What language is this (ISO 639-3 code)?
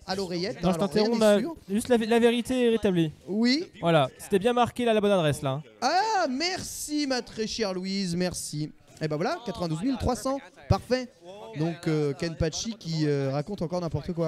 fra